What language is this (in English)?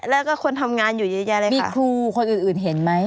Thai